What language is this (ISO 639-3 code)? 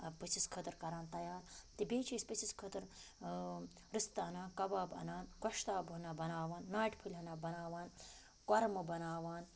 kas